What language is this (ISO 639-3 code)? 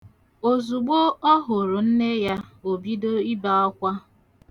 ibo